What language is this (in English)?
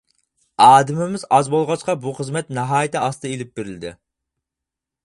Uyghur